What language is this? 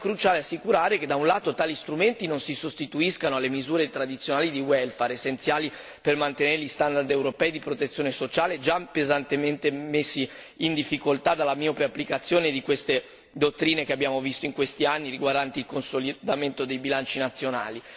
Italian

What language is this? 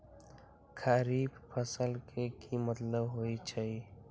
Magahi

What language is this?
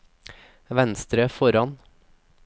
Norwegian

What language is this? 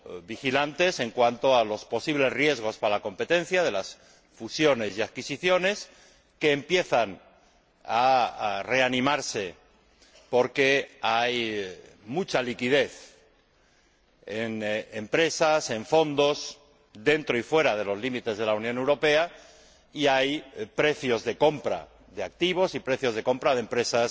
Spanish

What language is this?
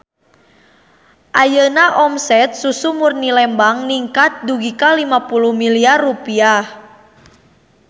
Sundanese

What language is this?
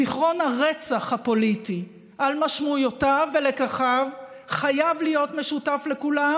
Hebrew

